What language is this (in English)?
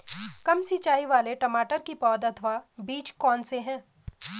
Hindi